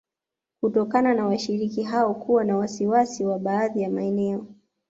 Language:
Swahili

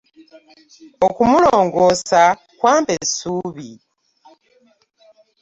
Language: Ganda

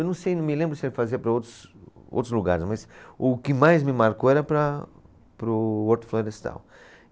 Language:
Portuguese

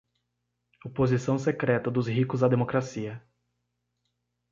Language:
Portuguese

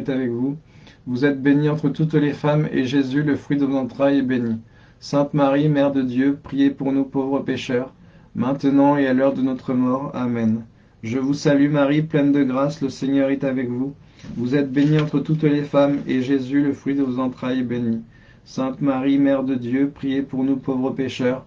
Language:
French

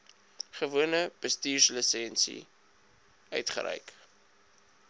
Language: Afrikaans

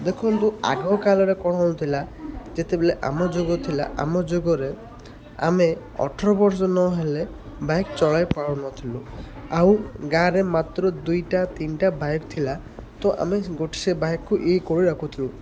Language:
Odia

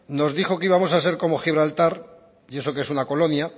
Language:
Spanish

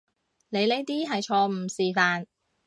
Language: Cantonese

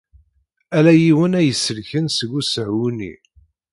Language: Kabyle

